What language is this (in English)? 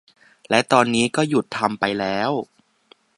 Thai